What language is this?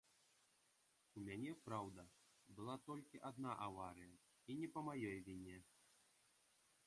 Belarusian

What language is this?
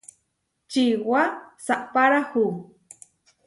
Huarijio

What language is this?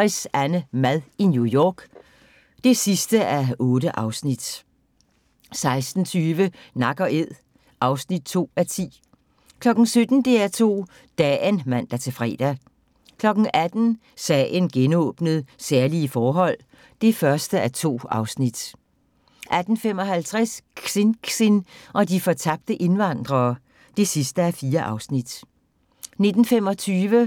Danish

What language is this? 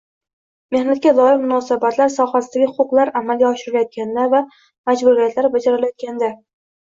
Uzbek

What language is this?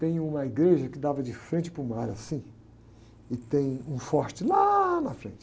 Portuguese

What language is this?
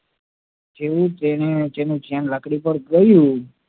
Gujarati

